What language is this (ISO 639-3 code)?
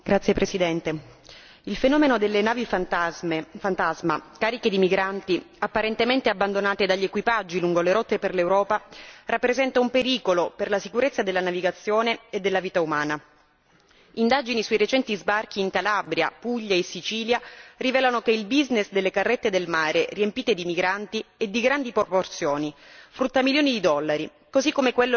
ita